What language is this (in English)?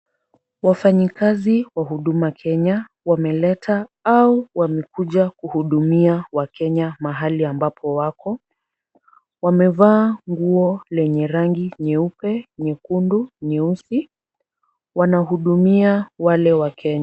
Swahili